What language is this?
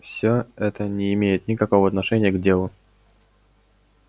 Russian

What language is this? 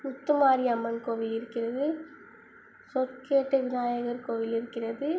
Tamil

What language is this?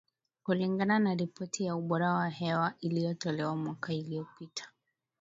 Swahili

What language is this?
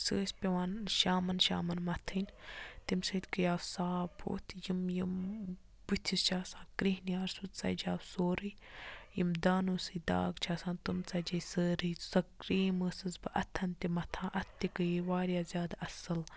Kashmiri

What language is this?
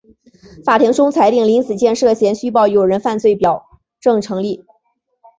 Chinese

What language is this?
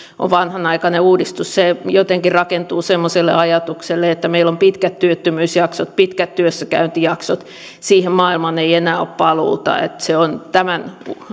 Finnish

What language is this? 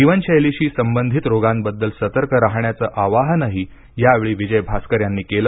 Marathi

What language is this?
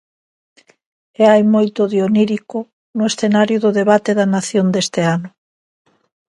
Galician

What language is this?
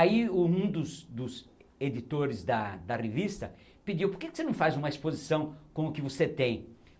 Portuguese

